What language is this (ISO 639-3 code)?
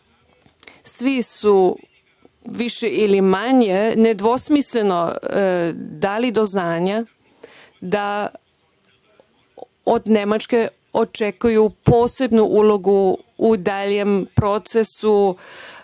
srp